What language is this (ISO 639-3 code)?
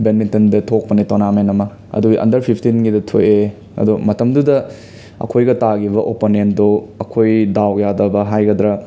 mni